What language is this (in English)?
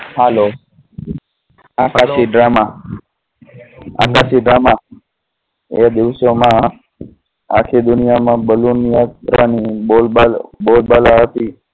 Gujarati